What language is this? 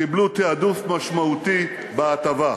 Hebrew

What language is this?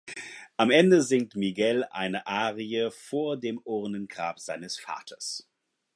German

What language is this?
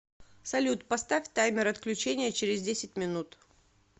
Russian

